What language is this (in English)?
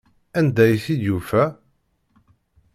Kabyle